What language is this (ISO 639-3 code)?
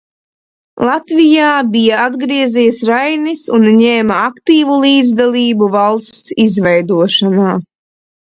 lav